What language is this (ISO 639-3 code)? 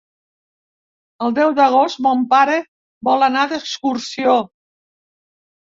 cat